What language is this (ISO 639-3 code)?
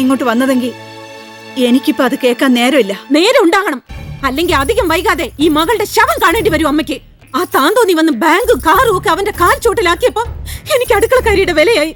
mal